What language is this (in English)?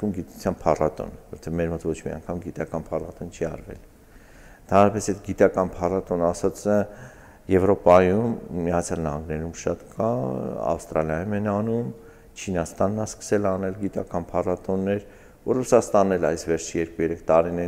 Turkish